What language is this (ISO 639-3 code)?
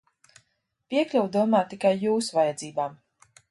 lav